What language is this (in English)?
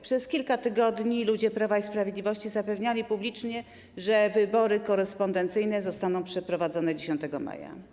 Polish